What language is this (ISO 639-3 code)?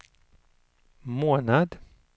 swe